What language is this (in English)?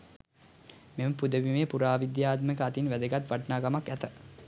Sinhala